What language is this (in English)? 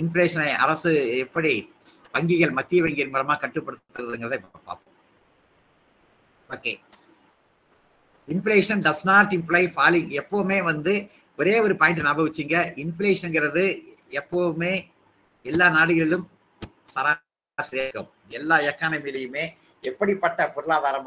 Tamil